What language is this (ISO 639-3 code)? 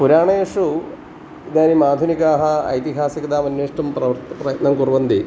san